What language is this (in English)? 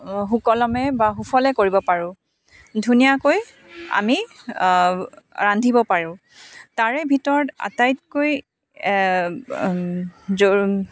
Assamese